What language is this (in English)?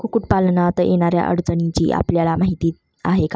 Marathi